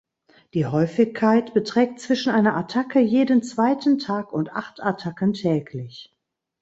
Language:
German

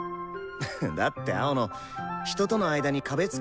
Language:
Japanese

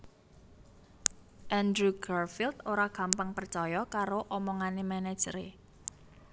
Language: Javanese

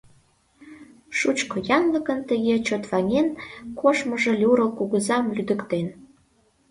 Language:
Mari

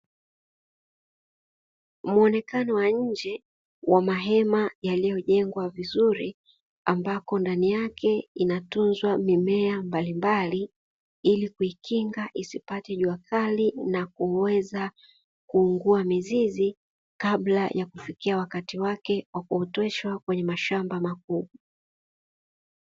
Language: Swahili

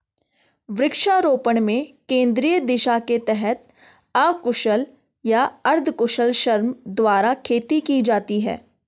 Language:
Hindi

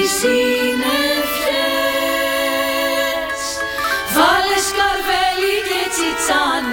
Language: Greek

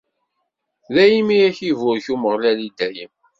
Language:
Kabyle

